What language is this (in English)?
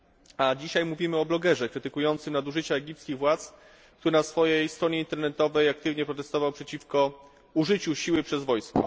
Polish